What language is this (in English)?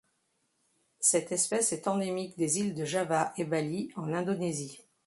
French